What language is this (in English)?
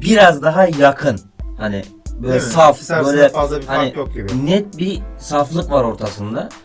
Turkish